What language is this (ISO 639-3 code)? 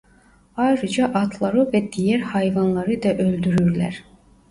tur